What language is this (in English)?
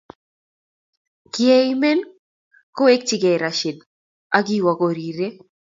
Kalenjin